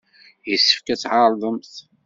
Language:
Kabyle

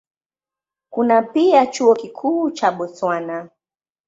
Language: Swahili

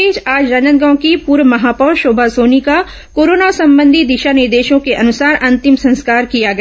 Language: Hindi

